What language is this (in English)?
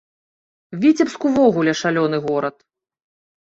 Belarusian